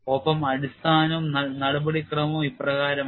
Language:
Malayalam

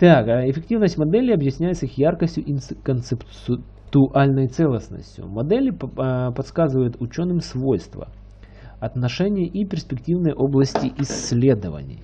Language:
Russian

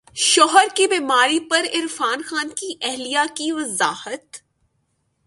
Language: Urdu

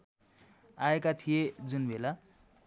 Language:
Nepali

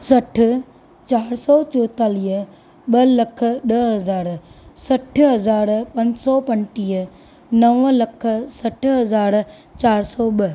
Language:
Sindhi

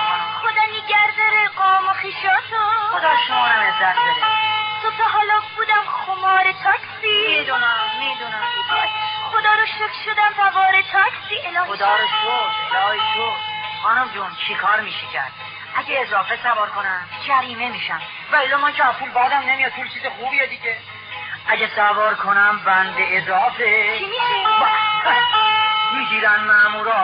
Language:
Persian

